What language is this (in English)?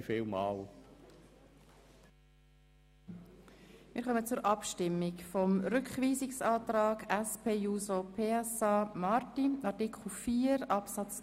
Swiss German